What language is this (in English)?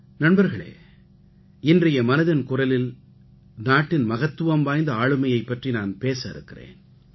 Tamil